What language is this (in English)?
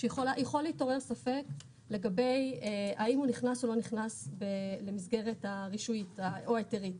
Hebrew